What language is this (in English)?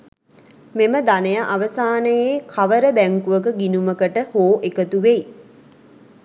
Sinhala